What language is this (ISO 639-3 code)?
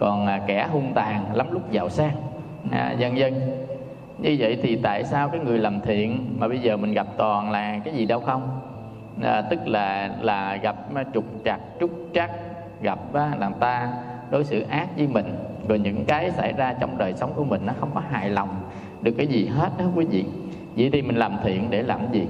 vie